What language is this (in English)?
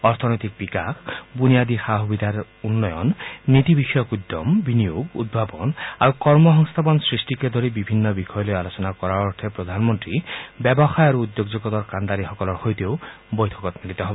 Assamese